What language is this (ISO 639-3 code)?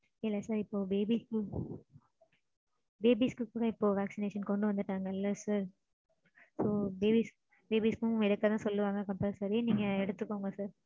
tam